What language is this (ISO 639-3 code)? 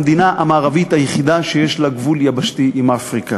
heb